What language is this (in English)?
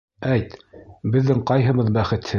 Bashkir